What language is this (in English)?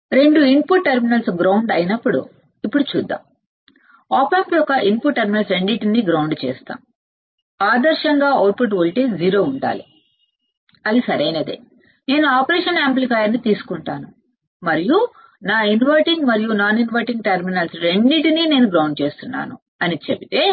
Telugu